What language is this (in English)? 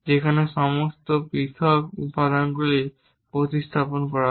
Bangla